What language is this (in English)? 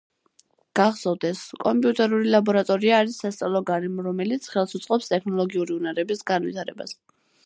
Georgian